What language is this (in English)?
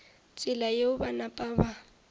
Northern Sotho